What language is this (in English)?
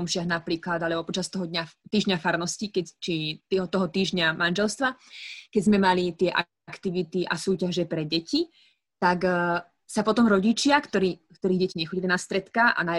Slovak